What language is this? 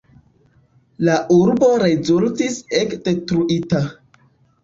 Esperanto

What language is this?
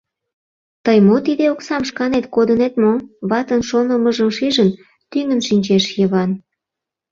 Mari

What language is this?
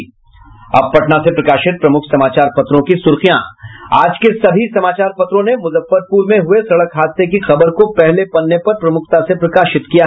Hindi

